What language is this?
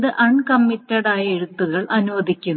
Malayalam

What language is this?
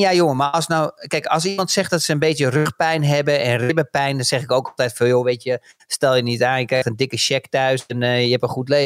Dutch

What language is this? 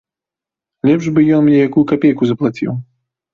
Belarusian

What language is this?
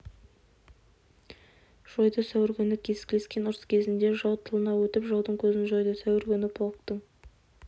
Kazakh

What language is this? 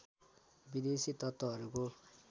Nepali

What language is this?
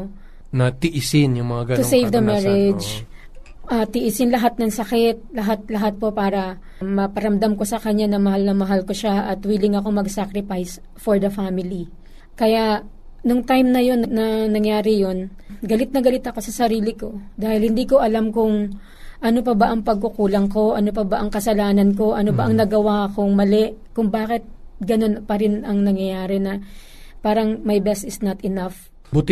Filipino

